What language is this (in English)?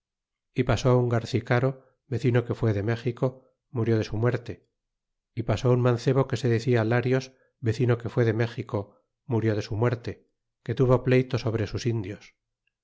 Spanish